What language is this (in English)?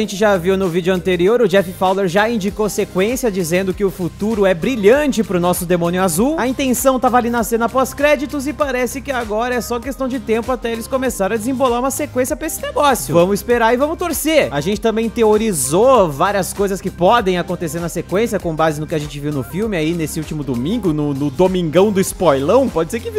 Portuguese